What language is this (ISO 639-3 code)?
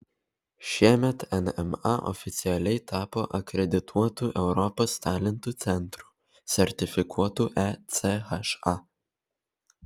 lit